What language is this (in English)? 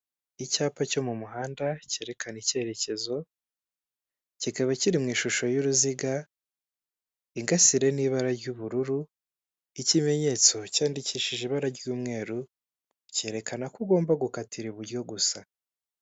Kinyarwanda